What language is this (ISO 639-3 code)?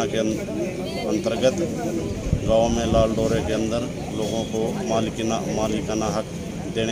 hin